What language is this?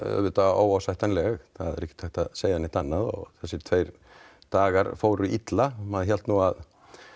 Icelandic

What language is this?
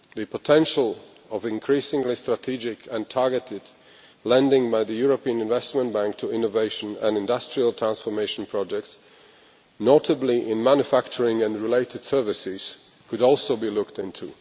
English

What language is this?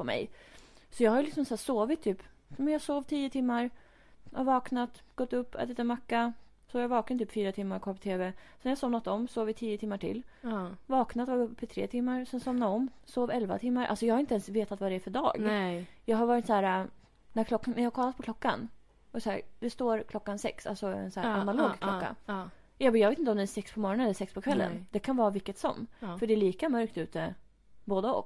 Swedish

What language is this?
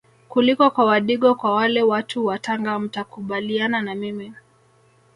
Swahili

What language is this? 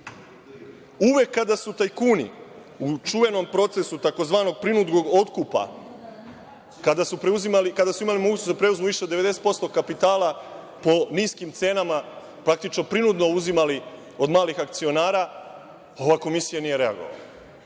Serbian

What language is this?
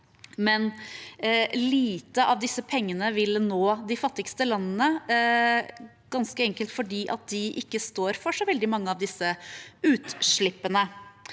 Norwegian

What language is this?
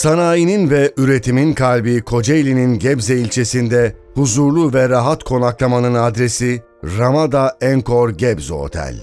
Turkish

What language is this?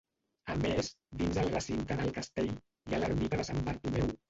Catalan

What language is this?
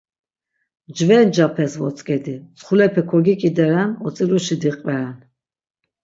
Laz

